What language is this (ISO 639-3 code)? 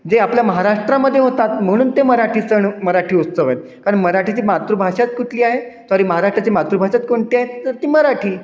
mar